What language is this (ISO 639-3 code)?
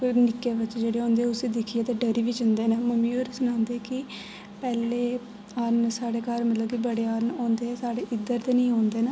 doi